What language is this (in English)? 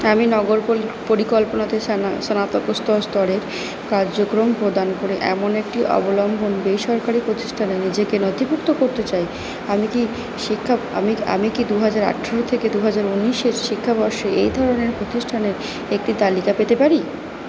Bangla